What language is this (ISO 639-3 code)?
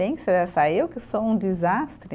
por